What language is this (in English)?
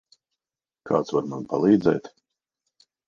Latvian